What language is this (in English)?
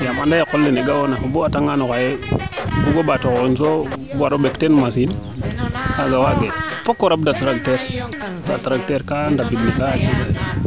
Serer